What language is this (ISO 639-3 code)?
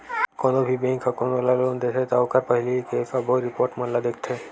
hne